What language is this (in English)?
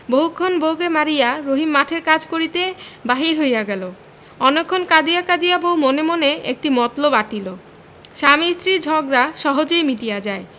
Bangla